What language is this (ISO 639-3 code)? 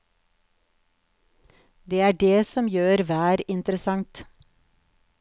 nor